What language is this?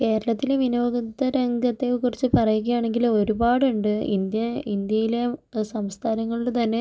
Malayalam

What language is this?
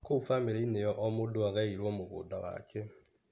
Kikuyu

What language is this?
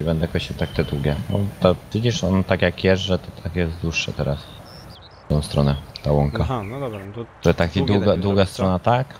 Polish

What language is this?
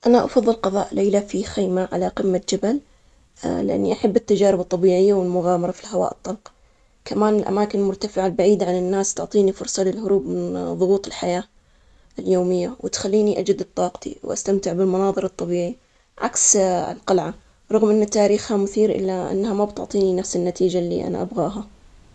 Omani Arabic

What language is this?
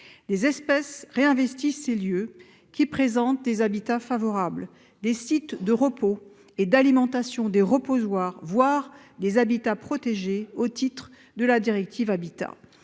French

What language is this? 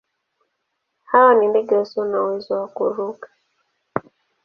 Swahili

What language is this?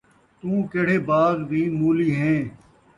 Saraiki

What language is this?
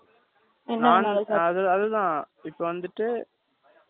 Tamil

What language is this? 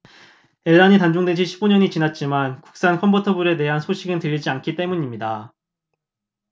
Korean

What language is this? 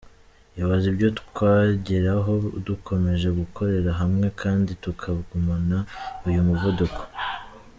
Kinyarwanda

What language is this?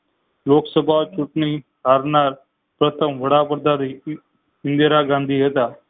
Gujarati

